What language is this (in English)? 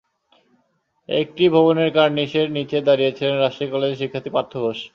Bangla